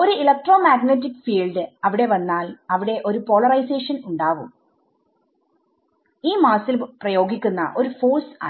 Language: Malayalam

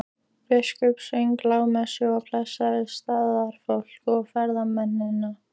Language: Icelandic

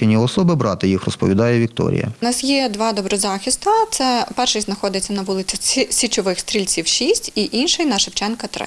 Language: Ukrainian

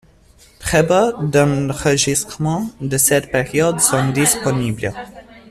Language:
French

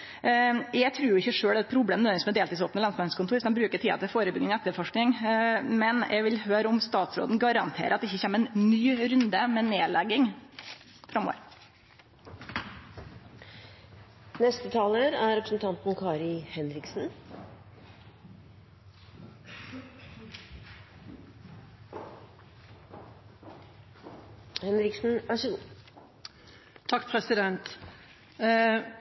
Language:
Norwegian Nynorsk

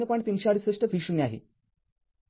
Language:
Marathi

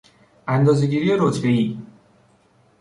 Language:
Persian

